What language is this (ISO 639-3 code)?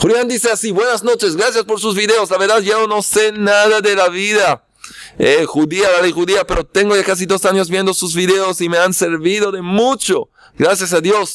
spa